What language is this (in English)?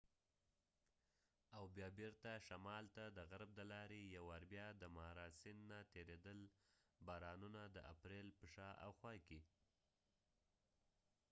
Pashto